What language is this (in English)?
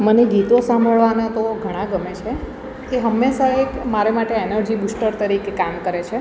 Gujarati